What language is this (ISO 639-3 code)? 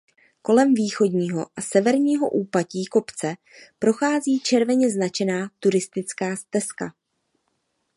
ces